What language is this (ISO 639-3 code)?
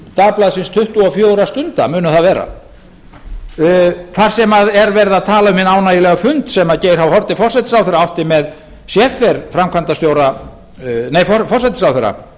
isl